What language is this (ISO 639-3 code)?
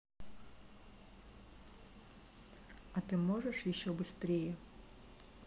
rus